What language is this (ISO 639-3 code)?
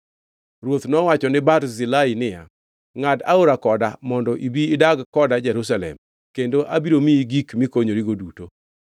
luo